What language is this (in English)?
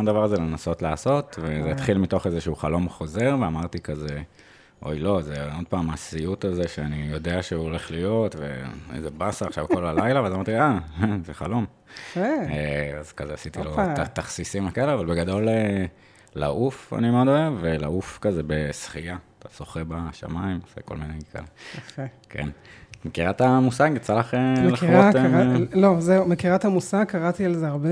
Hebrew